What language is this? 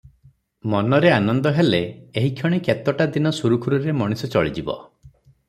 Odia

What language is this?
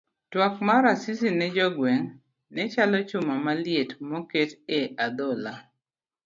Luo (Kenya and Tanzania)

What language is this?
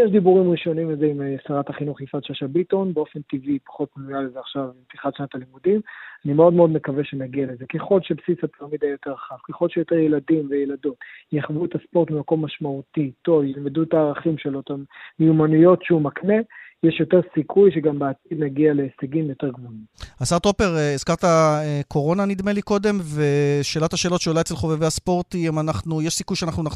Hebrew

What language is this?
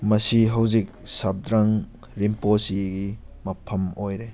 Manipuri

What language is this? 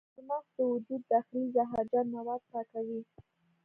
Pashto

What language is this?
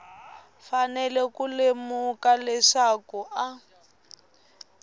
Tsonga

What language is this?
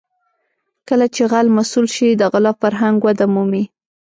Pashto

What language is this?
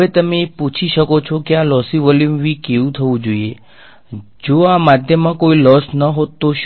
Gujarati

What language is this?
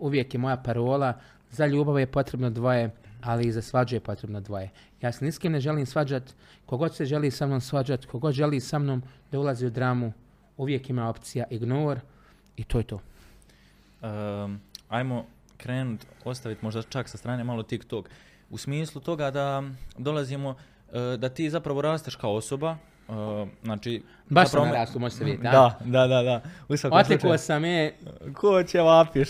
Croatian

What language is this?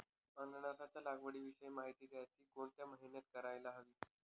Marathi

